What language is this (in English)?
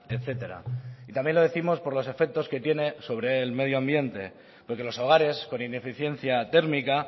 Spanish